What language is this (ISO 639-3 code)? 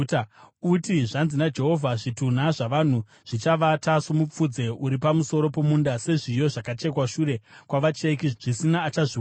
sna